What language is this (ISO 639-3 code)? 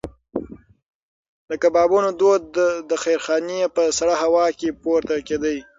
pus